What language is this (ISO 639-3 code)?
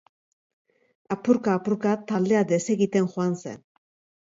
eus